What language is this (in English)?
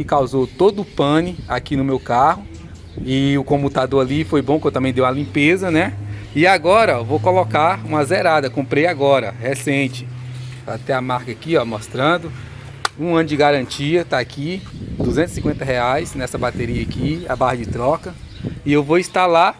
Portuguese